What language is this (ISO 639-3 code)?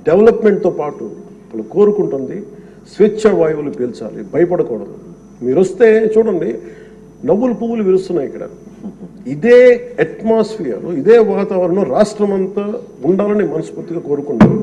tel